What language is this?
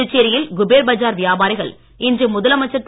Tamil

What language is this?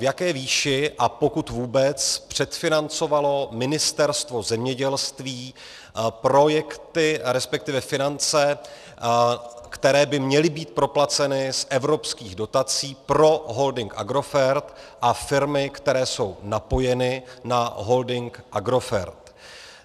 Czech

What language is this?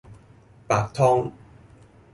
Cantonese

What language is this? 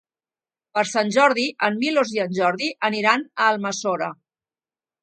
Catalan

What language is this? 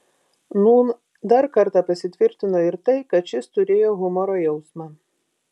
Lithuanian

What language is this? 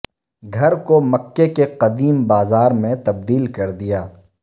Urdu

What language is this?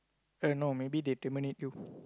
English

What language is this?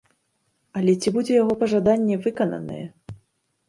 Belarusian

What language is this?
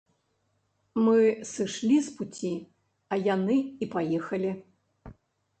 Belarusian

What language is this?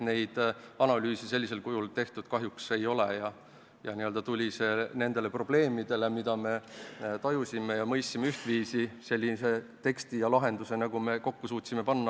Estonian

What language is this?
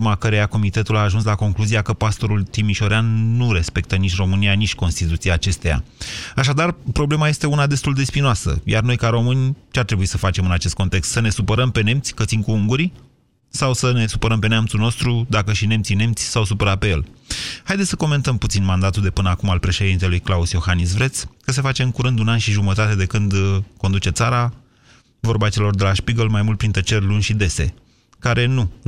Romanian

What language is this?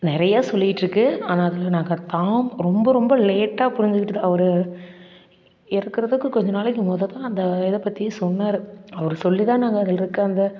Tamil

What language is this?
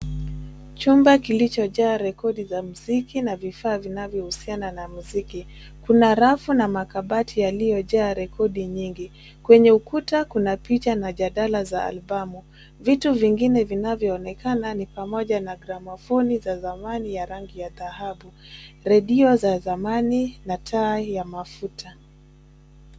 Swahili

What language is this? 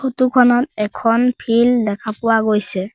Assamese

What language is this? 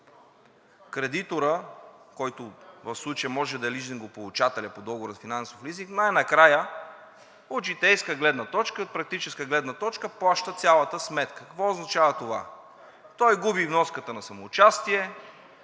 Bulgarian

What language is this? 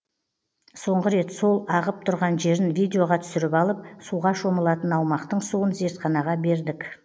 Kazakh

